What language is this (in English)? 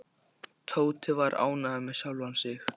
Icelandic